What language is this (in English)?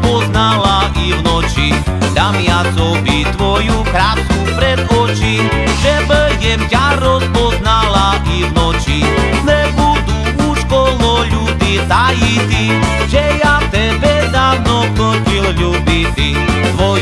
Slovak